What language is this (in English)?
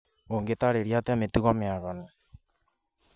Kikuyu